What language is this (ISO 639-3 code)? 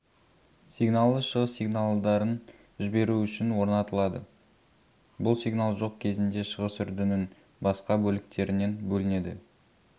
kaz